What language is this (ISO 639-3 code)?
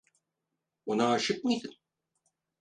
tur